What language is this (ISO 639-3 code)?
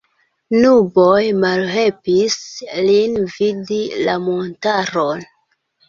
epo